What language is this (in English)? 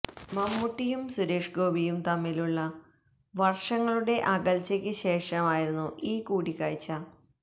Malayalam